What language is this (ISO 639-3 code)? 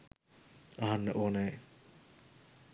sin